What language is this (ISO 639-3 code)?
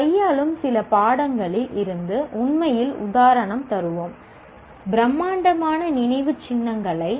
tam